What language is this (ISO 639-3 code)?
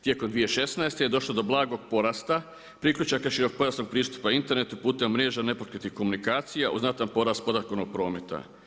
hrv